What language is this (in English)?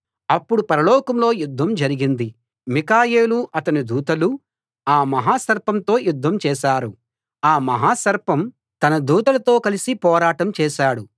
Telugu